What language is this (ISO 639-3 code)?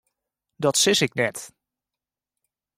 fry